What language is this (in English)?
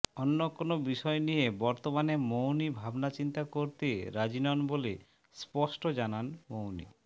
Bangla